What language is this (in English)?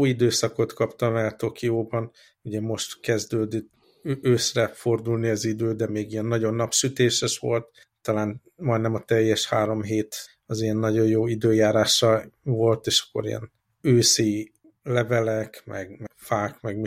Hungarian